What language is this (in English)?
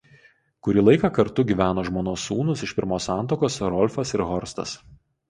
Lithuanian